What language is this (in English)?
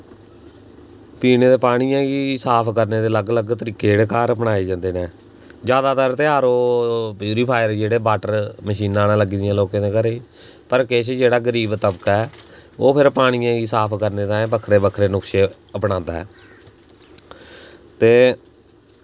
Dogri